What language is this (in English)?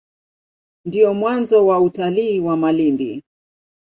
Swahili